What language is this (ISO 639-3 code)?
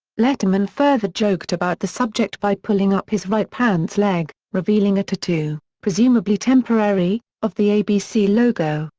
eng